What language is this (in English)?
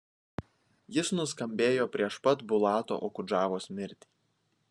Lithuanian